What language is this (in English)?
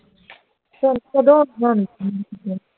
Punjabi